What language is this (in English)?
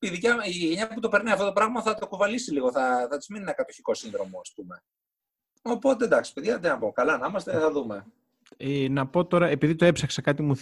Greek